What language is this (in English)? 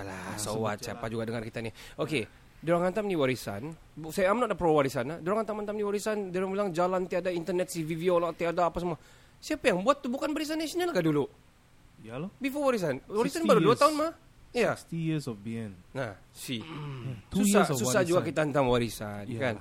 Malay